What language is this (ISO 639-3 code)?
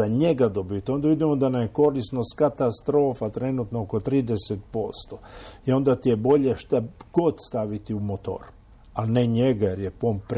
hrv